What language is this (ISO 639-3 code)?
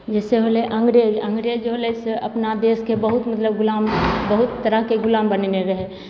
mai